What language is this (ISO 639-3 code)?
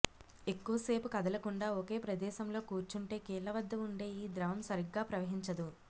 tel